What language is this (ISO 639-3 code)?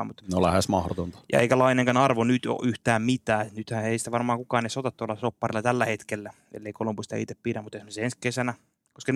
fin